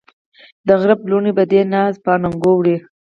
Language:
Pashto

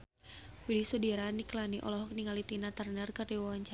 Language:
Sundanese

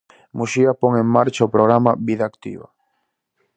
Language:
Galician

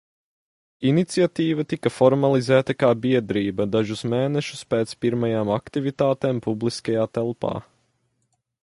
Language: Latvian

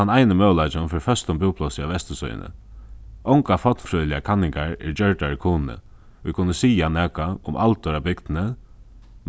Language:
Faroese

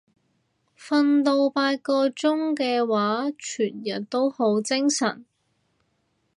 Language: Cantonese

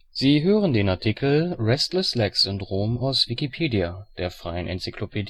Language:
German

